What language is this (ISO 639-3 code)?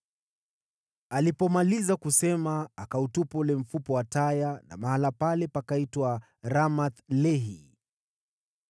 swa